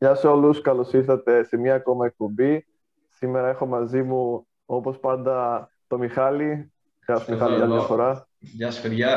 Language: Greek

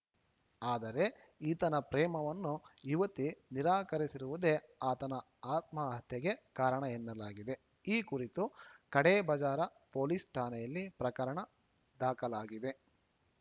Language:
Kannada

